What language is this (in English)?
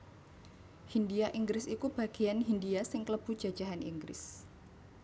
Javanese